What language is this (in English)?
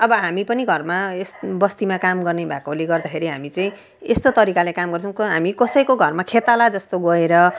Nepali